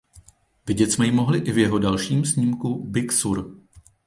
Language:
Czech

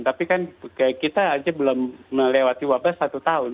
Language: Indonesian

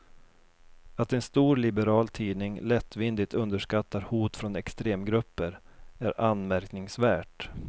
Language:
Swedish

